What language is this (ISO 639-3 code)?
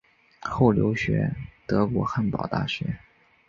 zho